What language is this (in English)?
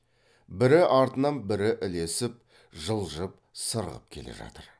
Kazakh